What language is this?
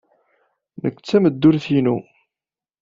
Kabyle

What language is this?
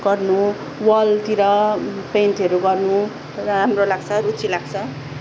Nepali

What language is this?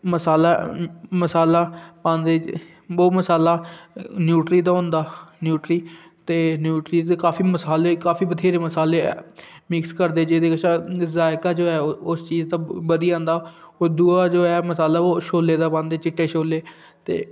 Dogri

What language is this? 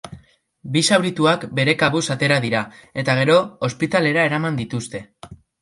Basque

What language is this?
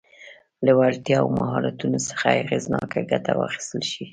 Pashto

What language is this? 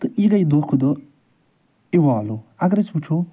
Kashmiri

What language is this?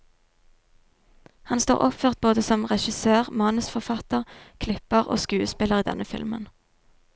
Norwegian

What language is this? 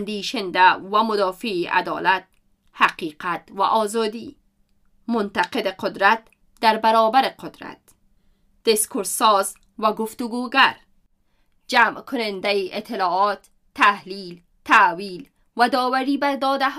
Persian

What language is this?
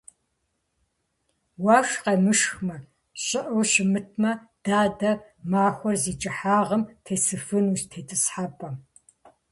Kabardian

